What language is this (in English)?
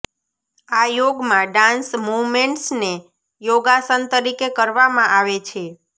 Gujarati